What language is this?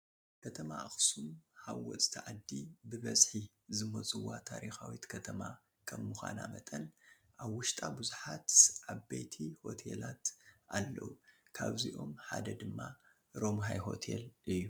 Tigrinya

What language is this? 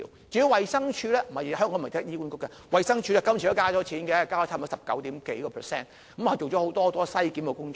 Cantonese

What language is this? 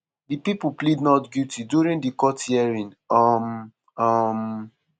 Nigerian Pidgin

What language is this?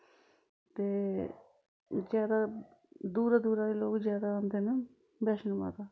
Dogri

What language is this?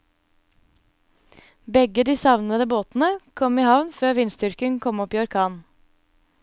Norwegian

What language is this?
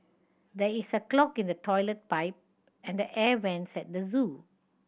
English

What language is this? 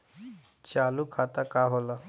Bhojpuri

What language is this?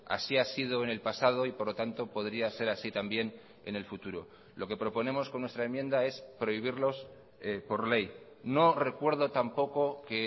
Spanish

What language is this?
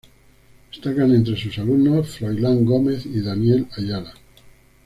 Spanish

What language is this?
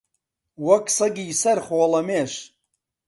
Central Kurdish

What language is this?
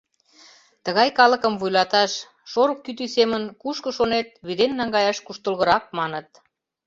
Mari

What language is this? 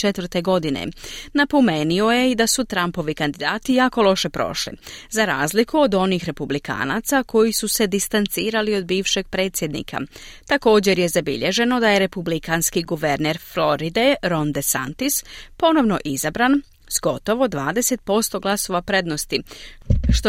Croatian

